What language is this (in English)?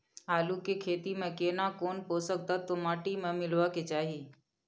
Maithili